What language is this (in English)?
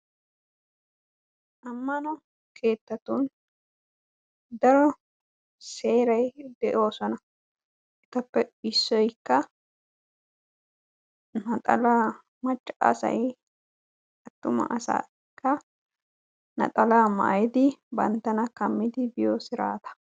Wolaytta